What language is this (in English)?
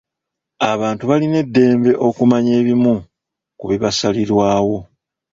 Ganda